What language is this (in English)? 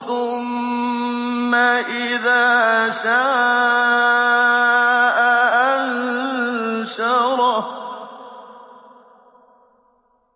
Arabic